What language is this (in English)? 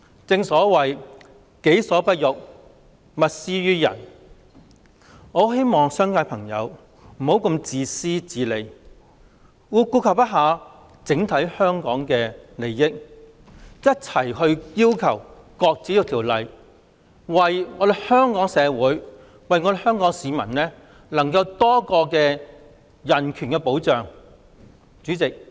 Cantonese